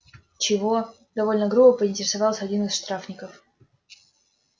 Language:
Russian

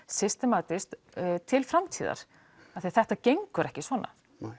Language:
Icelandic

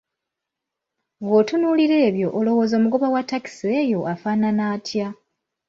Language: Ganda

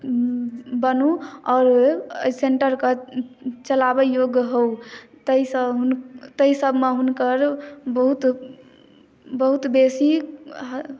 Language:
Maithili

